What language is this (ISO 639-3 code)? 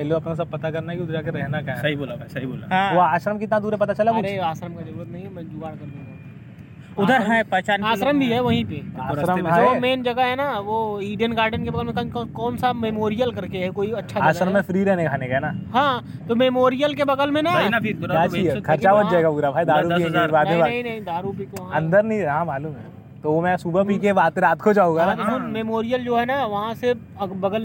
hin